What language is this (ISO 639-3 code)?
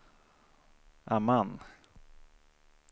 swe